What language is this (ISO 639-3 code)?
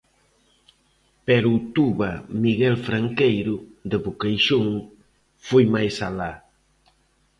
glg